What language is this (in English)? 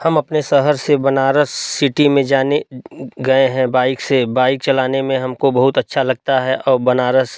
Hindi